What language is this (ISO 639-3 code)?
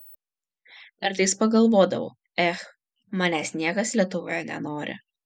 lit